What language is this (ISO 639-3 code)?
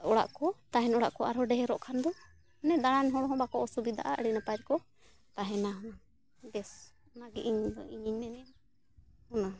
sat